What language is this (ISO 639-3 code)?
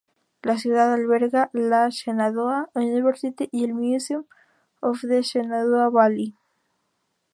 spa